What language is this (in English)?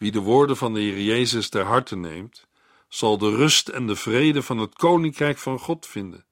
Dutch